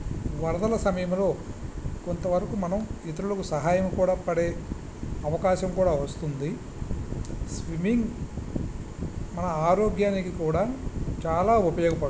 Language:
Telugu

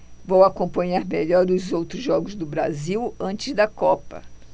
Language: Portuguese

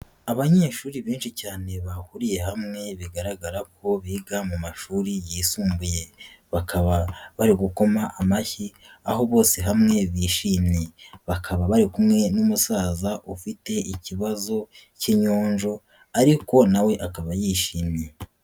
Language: Kinyarwanda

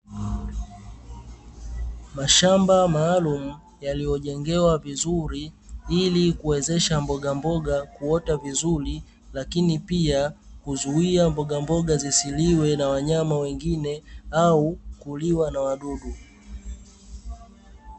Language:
Swahili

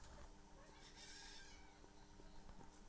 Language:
Kannada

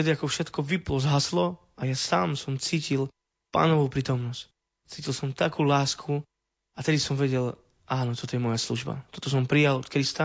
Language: Slovak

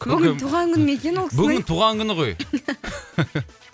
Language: Kazakh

